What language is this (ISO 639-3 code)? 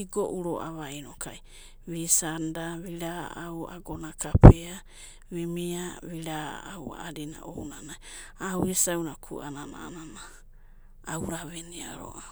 kbt